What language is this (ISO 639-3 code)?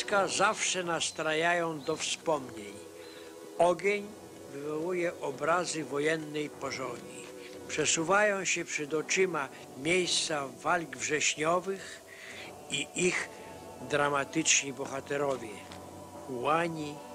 pol